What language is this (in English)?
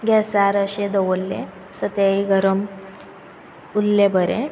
Konkani